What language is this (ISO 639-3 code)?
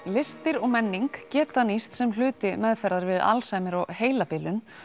isl